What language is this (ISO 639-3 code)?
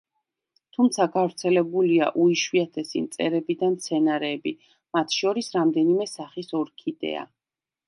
kat